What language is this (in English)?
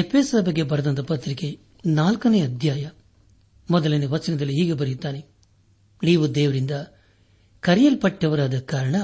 Kannada